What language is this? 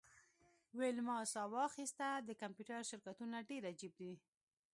Pashto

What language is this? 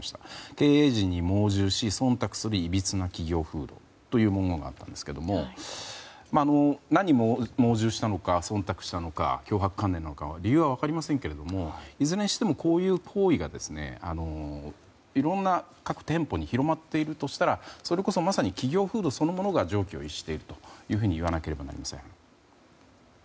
Japanese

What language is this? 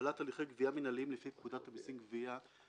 Hebrew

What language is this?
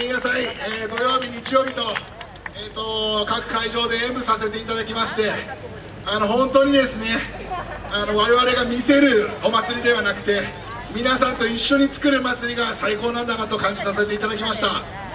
Japanese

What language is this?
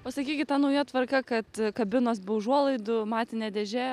Lithuanian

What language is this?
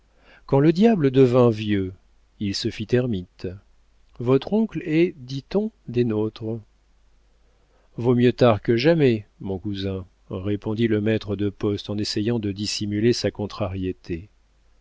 French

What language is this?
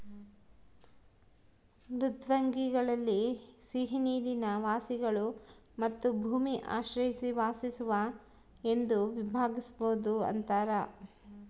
Kannada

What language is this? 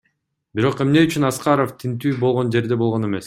Kyrgyz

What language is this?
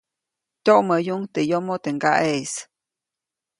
Copainalá Zoque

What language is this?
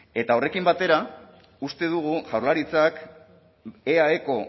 Basque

